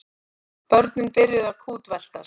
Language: Icelandic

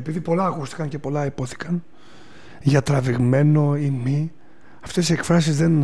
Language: Greek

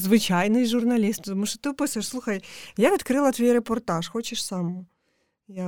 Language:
Ukrainian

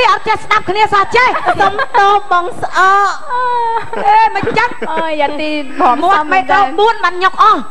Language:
Thai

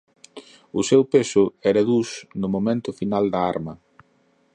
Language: Galician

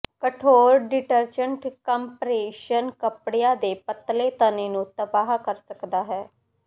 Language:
Punjabi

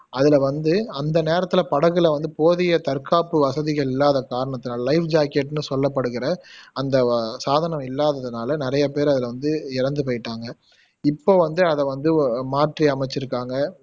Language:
Tamil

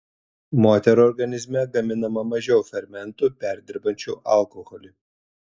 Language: Lithuanian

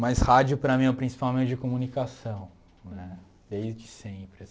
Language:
Portuguese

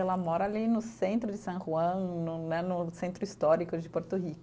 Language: Portuguese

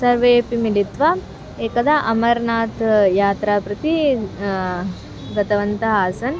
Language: Sanskrit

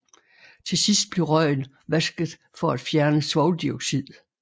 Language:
Danish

